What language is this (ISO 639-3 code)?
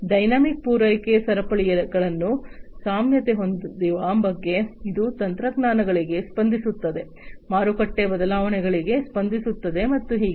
kan